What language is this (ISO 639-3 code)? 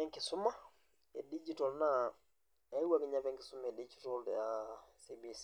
mas